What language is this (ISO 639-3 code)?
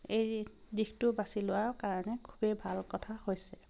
asm